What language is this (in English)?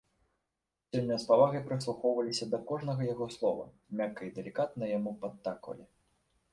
Belarusian